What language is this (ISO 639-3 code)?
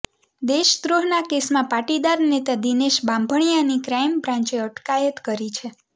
guj